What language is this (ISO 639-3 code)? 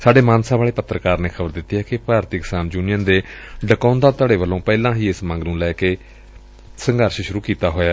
pan